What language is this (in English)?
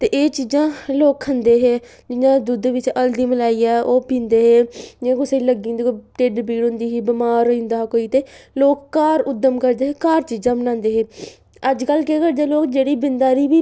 Dogri